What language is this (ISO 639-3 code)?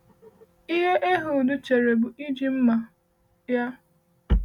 ibo